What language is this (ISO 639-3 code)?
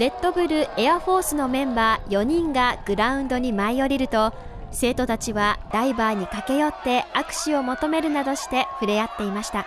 jpn